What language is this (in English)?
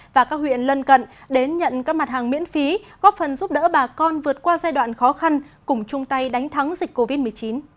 Vietnamese